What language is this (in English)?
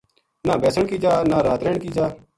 Gujari